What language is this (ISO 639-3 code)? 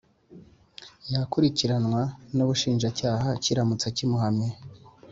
kin